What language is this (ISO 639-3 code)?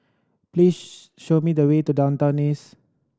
eng